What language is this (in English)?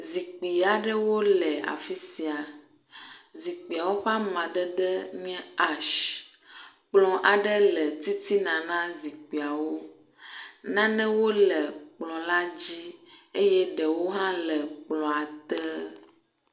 Ewe